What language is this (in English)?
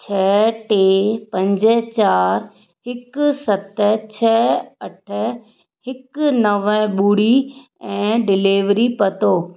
Sindhi